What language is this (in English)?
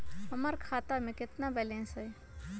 Magahi